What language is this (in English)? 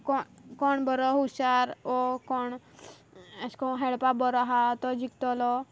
Konkani